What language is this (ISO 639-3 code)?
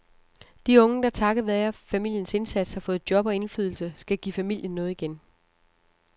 dan